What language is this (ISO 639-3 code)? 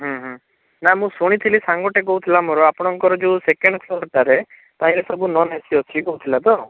ori